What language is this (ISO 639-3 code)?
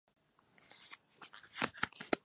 spa